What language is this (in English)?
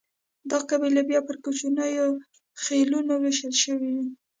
Pashto